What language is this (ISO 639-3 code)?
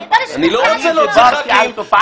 heb